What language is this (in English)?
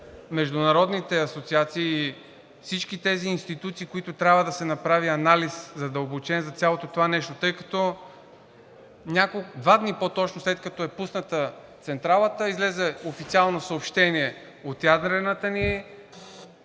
Bulgarian